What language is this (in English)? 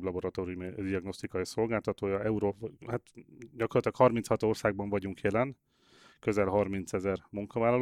Hungarian